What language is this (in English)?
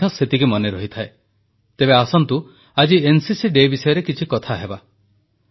Odia